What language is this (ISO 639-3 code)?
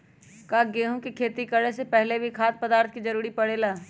mag